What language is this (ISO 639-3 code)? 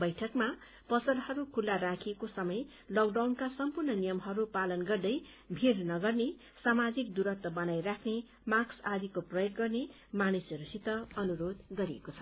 nep